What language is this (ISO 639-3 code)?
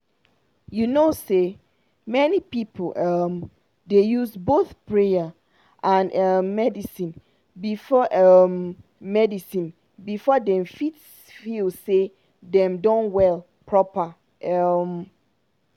pcm